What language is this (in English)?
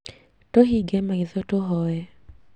Kikuyu